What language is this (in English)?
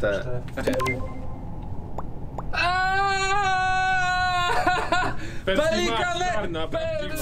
Polish